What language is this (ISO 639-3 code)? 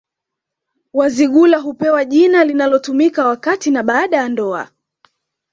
swa